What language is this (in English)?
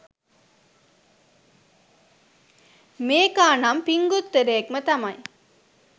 Sinhala